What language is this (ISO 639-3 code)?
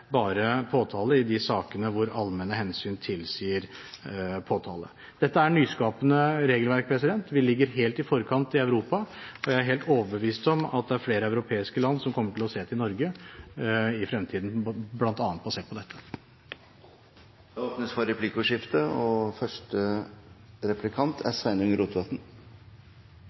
nor